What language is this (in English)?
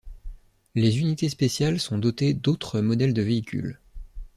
French